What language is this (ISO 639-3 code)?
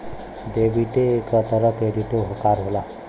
bho